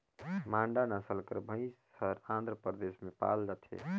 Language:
Chhattisgarhi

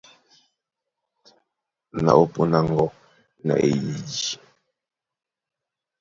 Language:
Duala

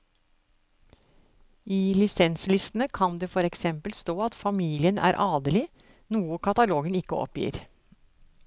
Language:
Norwegian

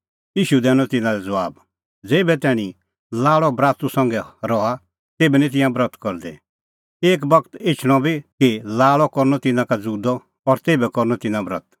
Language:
Kullu Pahari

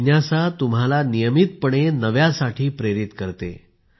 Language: Marathi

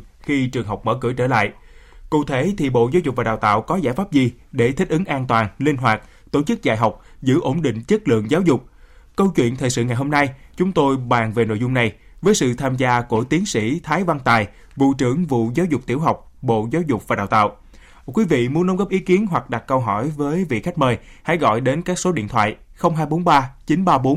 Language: Vietnamese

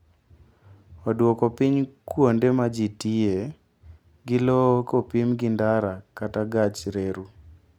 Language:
Luo (Kenya and Tanzania)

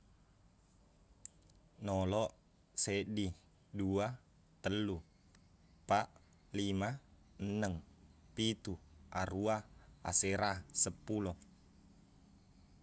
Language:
Buginese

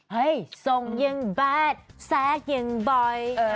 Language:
Thai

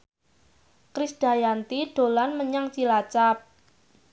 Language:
Javanese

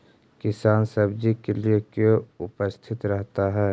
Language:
Magahi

